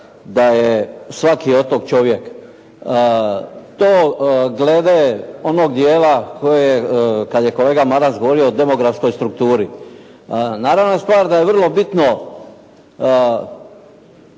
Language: Croatian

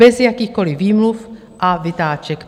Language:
Czech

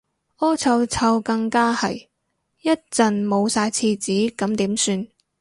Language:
Cantonese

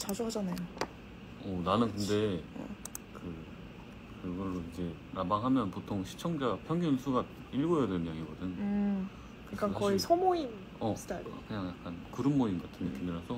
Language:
Korean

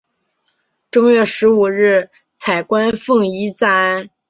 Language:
Chinese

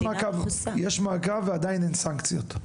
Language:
Hebrew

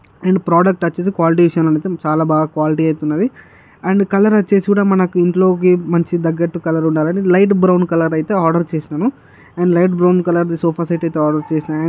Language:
Telugu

